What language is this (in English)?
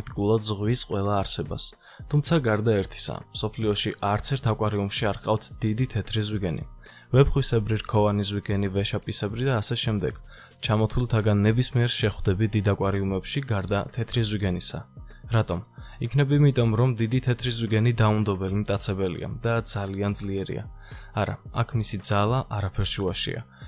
Latvian